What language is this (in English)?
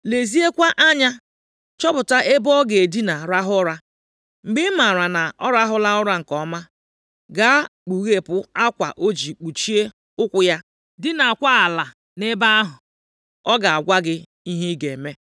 Igbo